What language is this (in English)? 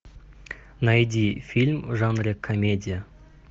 Russian